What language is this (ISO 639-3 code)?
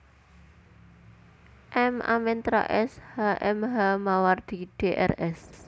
jav